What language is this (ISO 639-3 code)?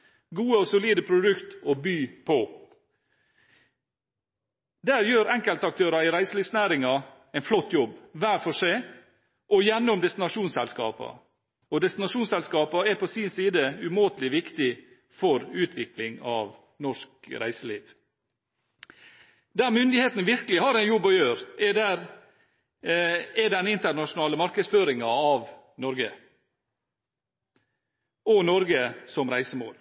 nob